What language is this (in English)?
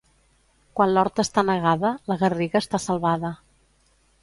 Catalan